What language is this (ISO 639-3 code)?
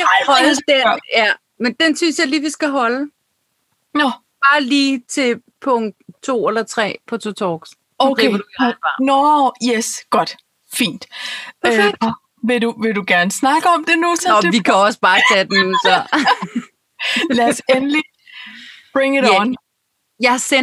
dan